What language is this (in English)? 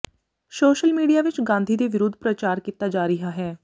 Punjabi